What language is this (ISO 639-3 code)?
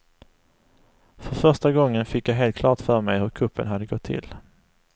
swe